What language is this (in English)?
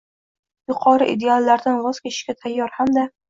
Uzbek